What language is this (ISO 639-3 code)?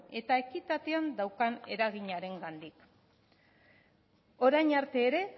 eus